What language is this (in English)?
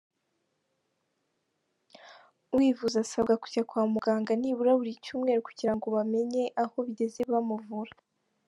Kinyarwanda